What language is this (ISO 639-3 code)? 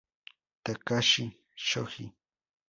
spa